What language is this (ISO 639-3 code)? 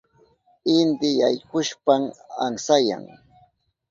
qup